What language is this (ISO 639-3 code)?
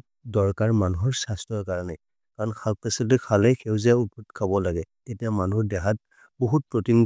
mrr